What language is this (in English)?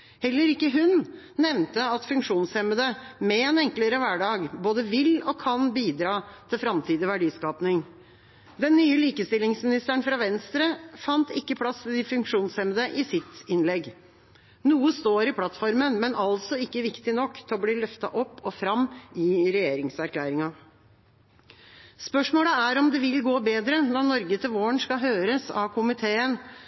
Norwegian Bokmål